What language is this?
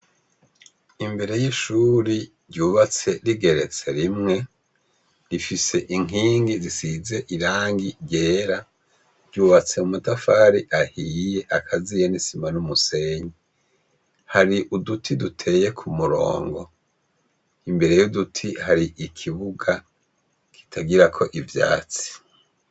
Rundi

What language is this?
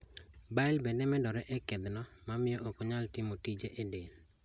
Luo (Kenya and Tanzania)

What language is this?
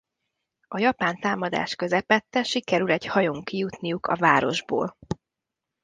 Hungarian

